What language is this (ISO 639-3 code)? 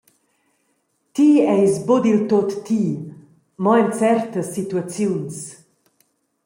roh